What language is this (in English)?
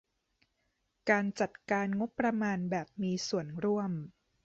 Thai